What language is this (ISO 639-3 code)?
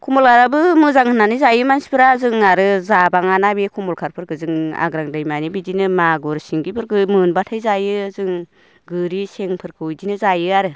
brx